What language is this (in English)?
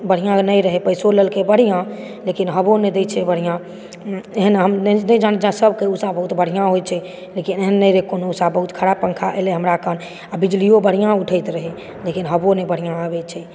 Maithili